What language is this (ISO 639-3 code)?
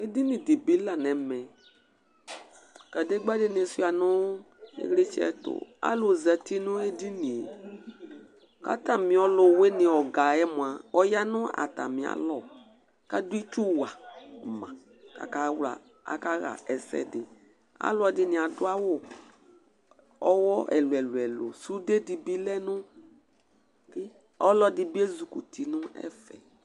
kpo